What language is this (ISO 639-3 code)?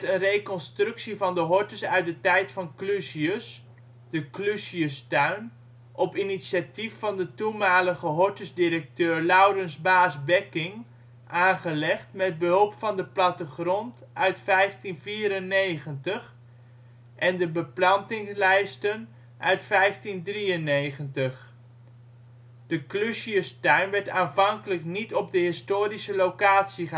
nld